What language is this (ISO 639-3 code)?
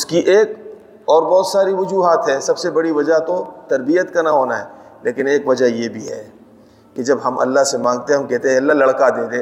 urd